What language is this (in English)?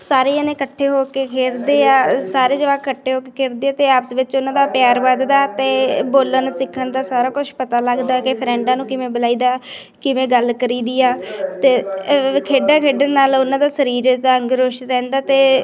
Punjabi